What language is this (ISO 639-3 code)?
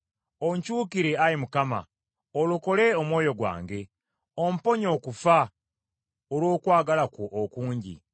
lug